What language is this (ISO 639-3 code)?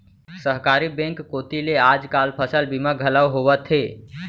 hne